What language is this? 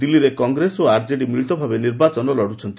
Odia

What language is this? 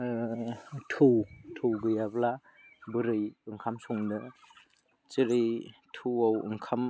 Bodo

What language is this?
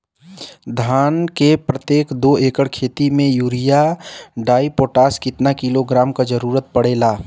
Bhojpuri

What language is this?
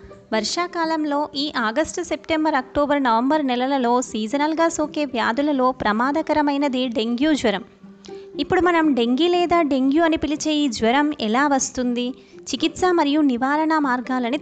Telugu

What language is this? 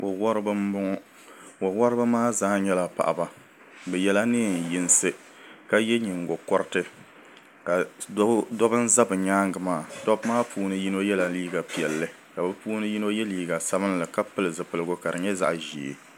Dagbani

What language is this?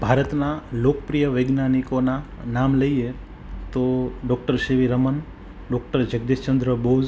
Gujarati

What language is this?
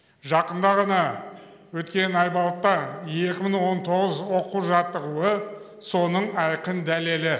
Kazakh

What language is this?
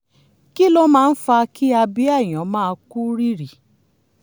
Yoruba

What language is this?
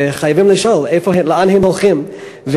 Hebrew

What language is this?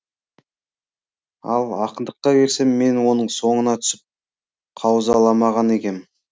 Kazakh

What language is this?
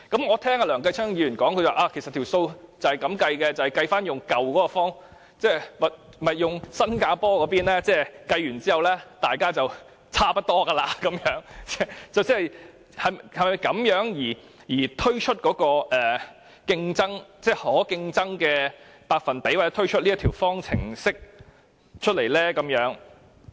Cantonese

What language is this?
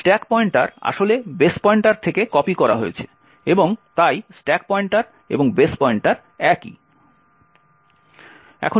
Bangla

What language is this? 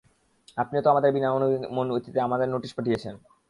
Bangla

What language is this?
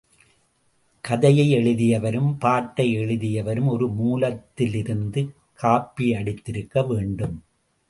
Tamil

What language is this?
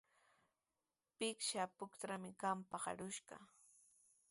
Sihuas Ancash Quechua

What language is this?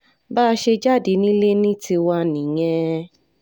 Yoruba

